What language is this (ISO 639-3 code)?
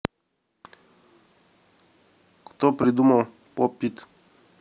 rus